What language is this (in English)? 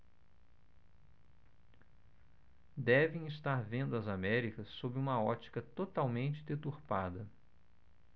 Portuguese